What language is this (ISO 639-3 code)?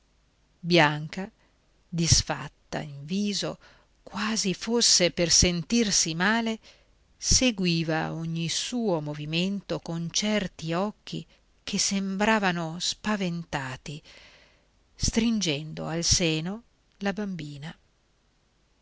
ita